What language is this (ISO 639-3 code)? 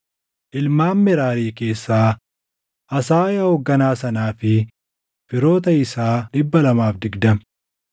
orm